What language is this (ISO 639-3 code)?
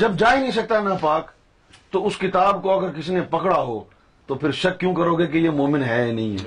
urd